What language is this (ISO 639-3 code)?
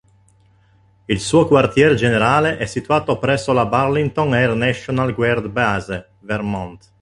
ita